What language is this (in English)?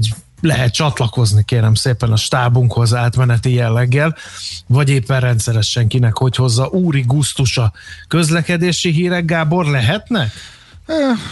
Hungarian